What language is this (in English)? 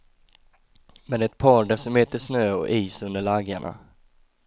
Swedish